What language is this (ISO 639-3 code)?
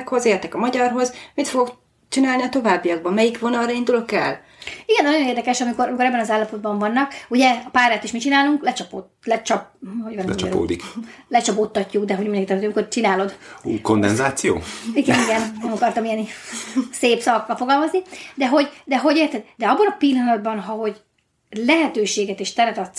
hun